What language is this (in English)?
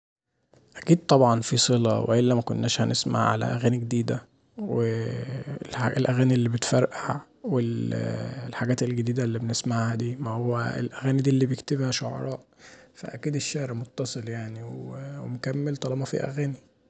Egyptian Arabic